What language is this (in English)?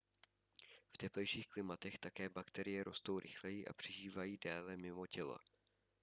Czech